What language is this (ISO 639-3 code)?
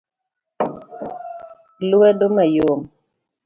luo